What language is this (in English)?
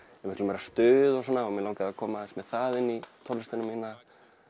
Icelandic